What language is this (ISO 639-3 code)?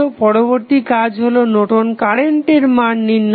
ben